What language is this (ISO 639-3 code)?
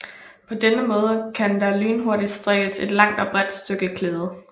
dan